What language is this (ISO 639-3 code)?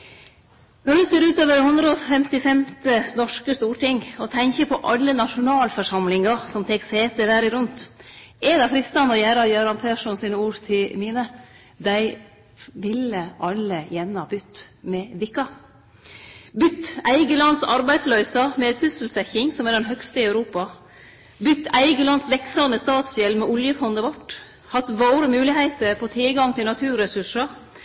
nno